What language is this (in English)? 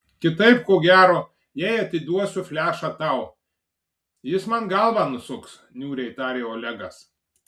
Lithuanian